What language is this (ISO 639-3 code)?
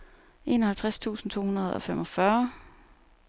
dan